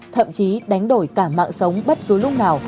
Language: Vietnamese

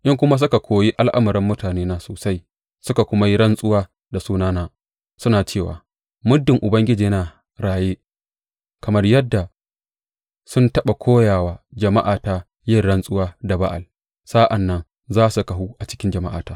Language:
Hausa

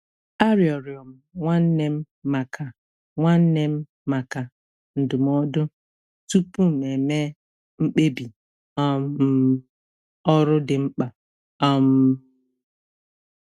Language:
Igbo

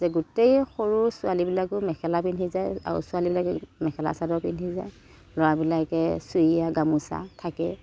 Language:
Assamese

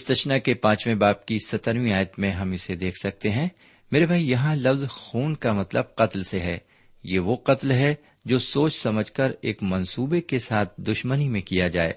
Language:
Urdu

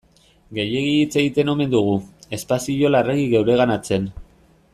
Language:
Basque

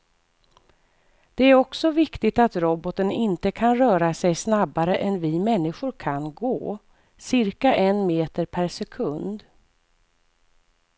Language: Swedish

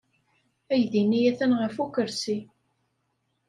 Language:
Kabyle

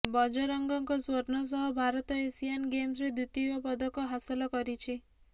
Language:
Odia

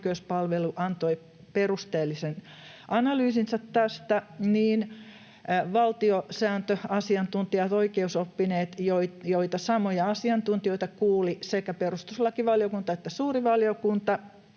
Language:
Finnish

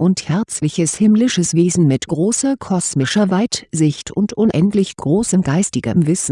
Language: German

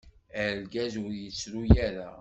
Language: Kabyle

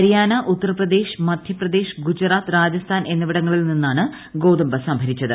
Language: Malayalam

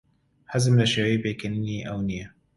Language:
Central Kurdish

